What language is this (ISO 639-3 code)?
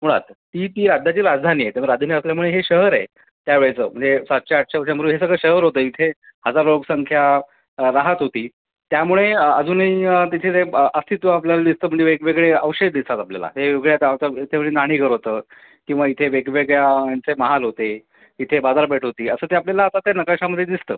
mar